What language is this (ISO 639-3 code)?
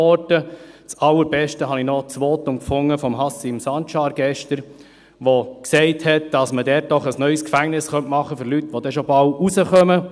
gsw